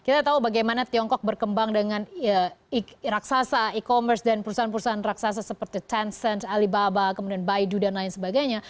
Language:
Indonesian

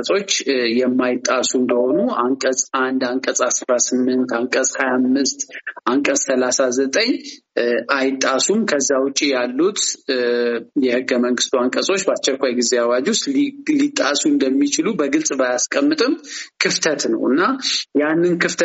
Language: Amharic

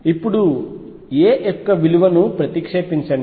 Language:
Telugu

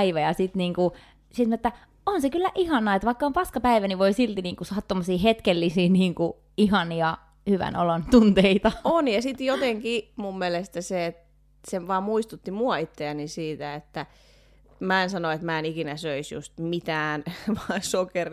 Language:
Finnish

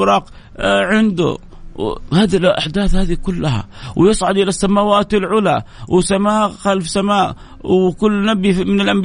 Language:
Arabic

